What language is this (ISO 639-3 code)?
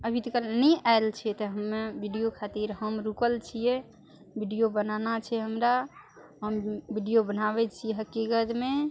mai